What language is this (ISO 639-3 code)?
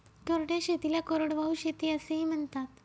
mar